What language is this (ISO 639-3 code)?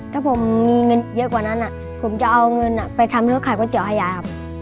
tha